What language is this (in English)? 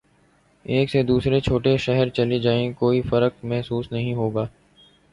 Urdu